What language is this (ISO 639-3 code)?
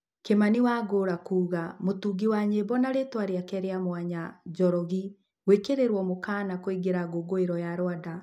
kik